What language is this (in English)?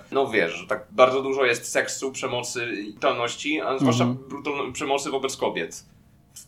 Polish